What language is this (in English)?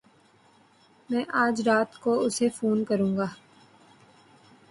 Urdu